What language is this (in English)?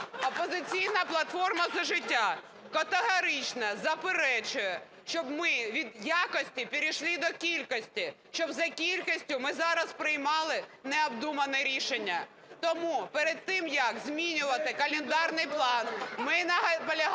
Ukrainian